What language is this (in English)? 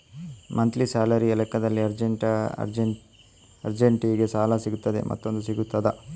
Kannada